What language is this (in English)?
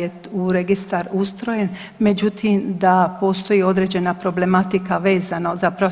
Croatian